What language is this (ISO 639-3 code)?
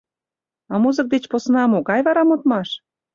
chm